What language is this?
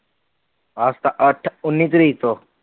Punjabi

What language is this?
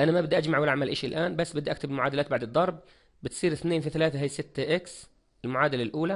Arabic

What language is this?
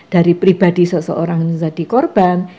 Indonesian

